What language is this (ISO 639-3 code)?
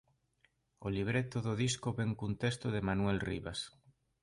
glg